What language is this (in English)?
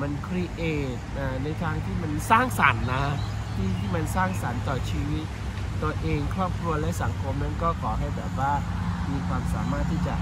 Thai